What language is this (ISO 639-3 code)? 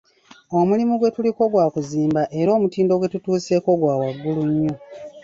lug